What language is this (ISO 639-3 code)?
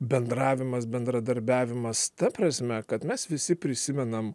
lit